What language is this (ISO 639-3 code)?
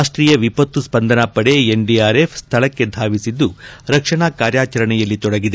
kan